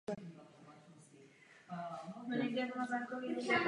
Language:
Czech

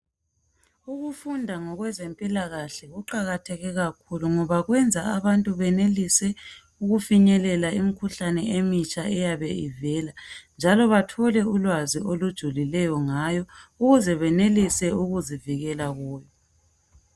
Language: North Ndebele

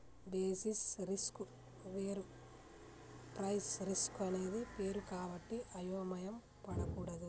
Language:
Telugu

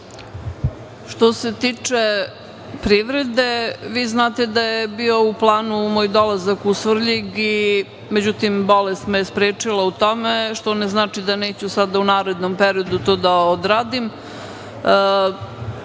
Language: Serbian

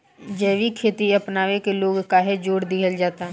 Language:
Bhojpuri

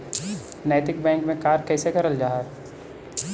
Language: Magahi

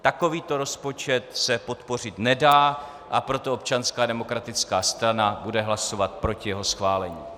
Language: Czech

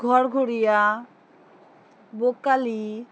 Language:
Bangla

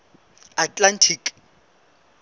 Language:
Southern Sotho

